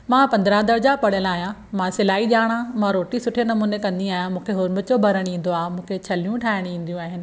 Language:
Sindhi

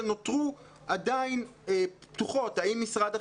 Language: Hebrew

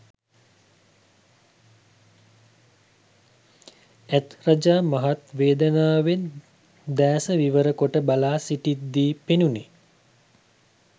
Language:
Sinhala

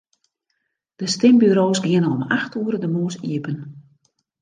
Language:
Western Frisian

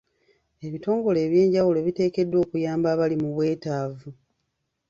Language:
Ganda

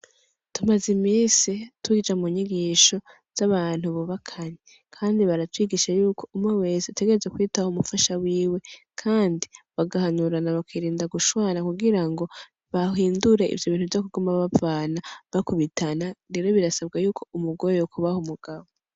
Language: Rundi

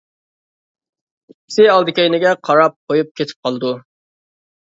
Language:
Uyghur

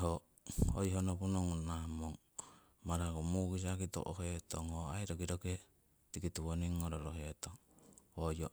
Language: Siwai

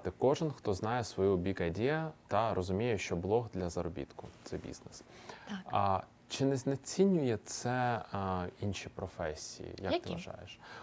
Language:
Ukrainian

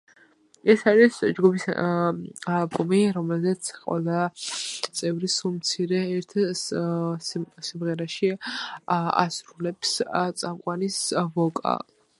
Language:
Georgian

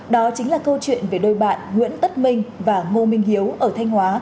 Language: Vietnamese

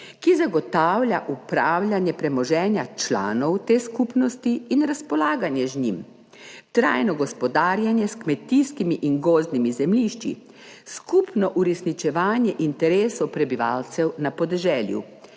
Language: Slovenian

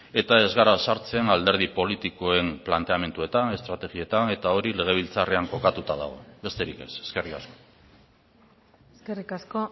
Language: Basque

